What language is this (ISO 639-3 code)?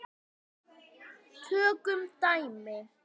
isl